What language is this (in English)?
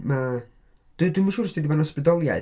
Welsh